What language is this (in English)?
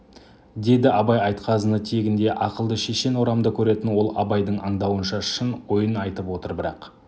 Kazakh